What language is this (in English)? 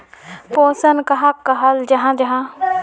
Magahi